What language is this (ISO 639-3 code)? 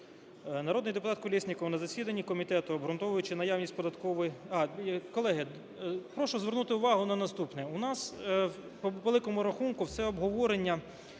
ukr